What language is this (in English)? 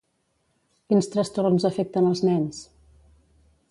Catalan